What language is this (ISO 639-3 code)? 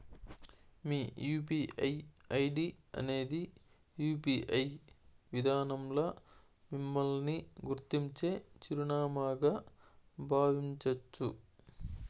tel